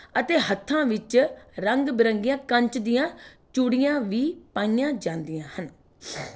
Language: Punjabi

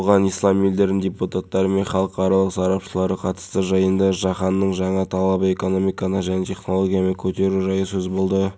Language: Kazakh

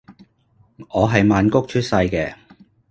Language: Cantonese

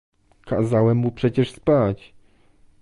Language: Polish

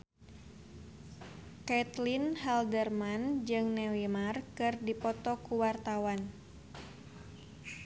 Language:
Sundanese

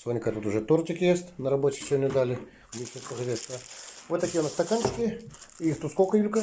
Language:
Russian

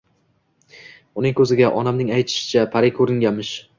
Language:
Uzbek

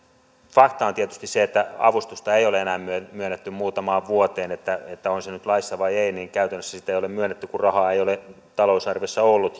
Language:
Finnish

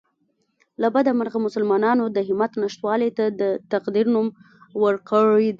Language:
Pashto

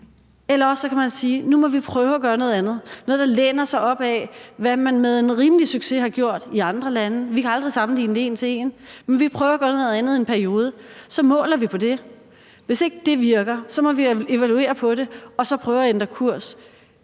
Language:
Danish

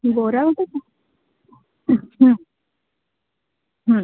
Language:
Odia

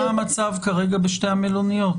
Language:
Hebrew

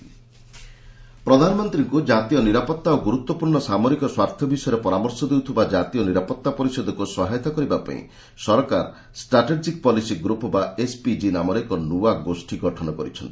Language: Odia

